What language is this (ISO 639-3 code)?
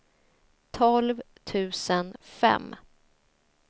swe